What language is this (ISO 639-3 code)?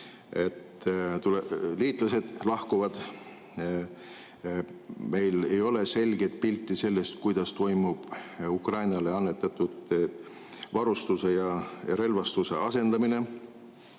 est